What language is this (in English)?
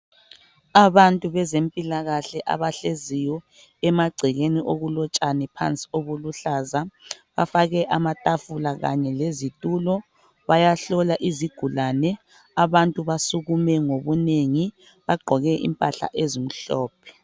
North Ndebele